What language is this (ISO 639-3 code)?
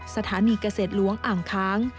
tha